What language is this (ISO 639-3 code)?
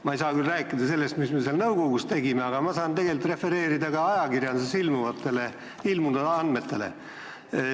est